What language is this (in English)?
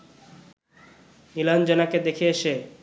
Bangla